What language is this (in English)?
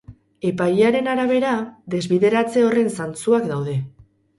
Basque